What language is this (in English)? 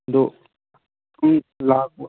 Manipuri